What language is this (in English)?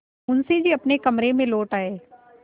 Hindi